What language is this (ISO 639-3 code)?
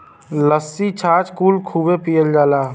bho